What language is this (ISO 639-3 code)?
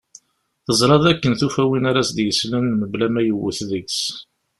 kab